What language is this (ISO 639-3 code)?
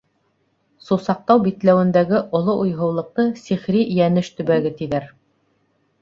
bak